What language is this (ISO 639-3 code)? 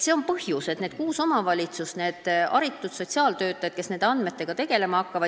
est